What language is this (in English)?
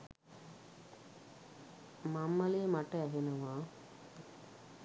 Sinhala